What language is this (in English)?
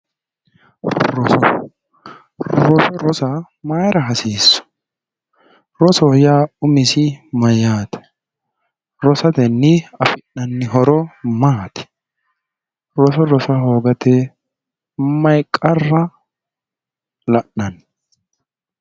Sidamo